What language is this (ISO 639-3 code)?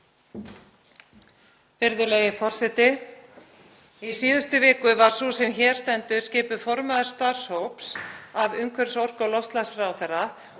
isl